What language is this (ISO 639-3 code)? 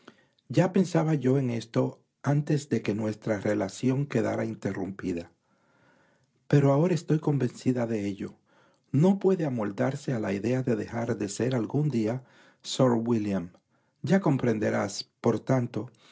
spa